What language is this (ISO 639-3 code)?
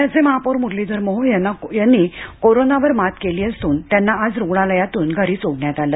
mar